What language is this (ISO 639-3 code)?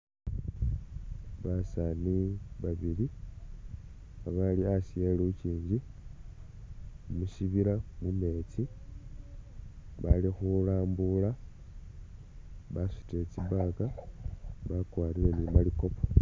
myx